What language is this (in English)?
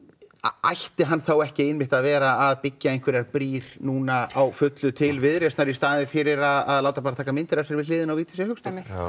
Icelandic